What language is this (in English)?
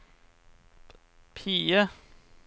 Norwegian